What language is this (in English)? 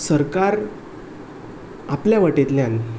Konkani